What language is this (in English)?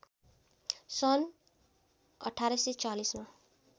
Nepali